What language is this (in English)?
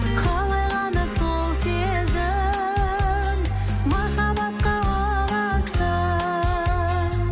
Kazakh